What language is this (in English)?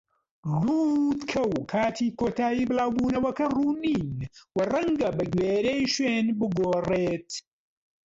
Central Kurdish